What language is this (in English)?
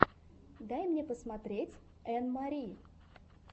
Russian